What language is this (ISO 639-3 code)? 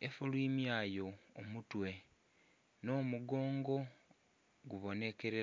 xog